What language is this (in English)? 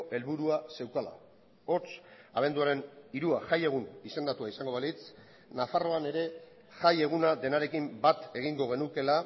Basque